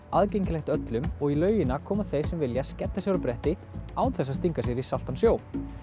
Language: Icelandic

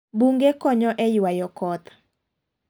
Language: Luo (Kenya and Tanzania)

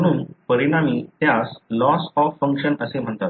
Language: Marathi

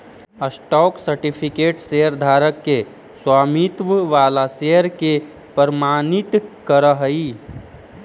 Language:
Magahi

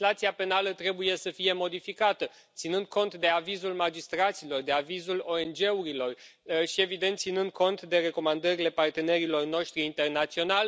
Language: Romanian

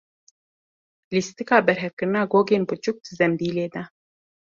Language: Kurdish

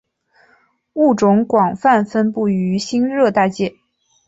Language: Chinese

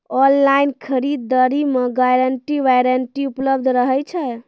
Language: Maithili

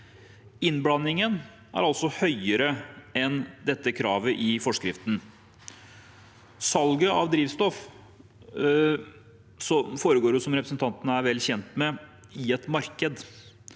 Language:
Norwegian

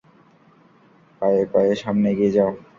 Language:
Bangla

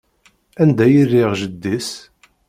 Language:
Kabyle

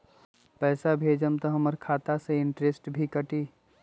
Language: Magahi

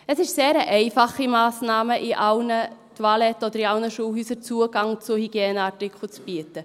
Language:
Swiss German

